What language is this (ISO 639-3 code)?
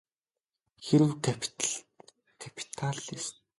mon